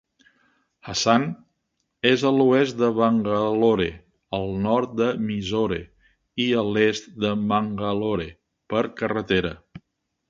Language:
Catalan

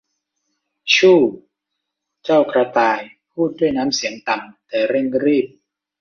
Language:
Thai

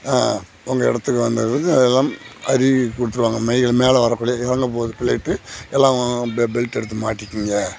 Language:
Tamil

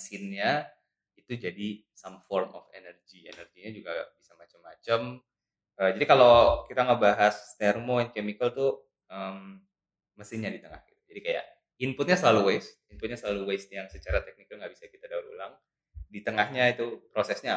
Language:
Indonesian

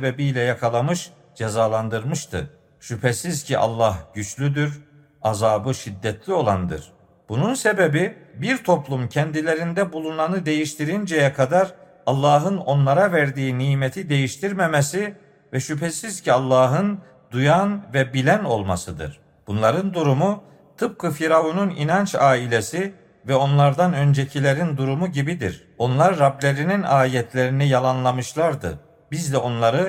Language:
Turkish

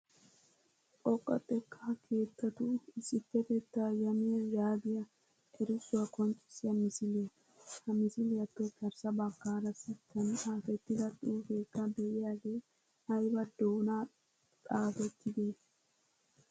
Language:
Wolaytta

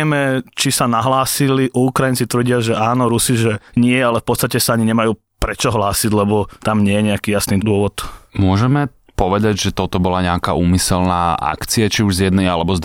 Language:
Slovak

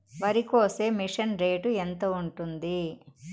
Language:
Telugu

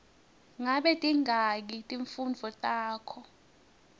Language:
Swati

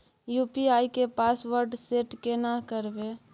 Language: Maithili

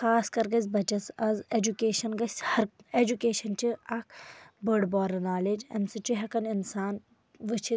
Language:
Kashmiri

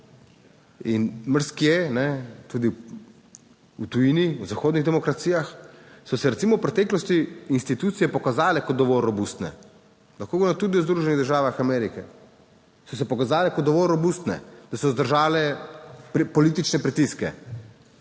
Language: Slovenian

